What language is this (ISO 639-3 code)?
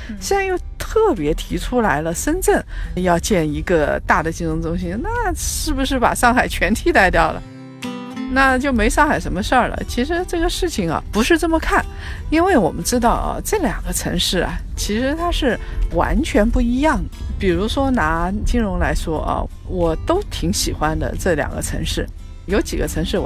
zho